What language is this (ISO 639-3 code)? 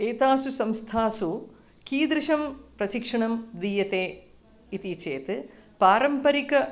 san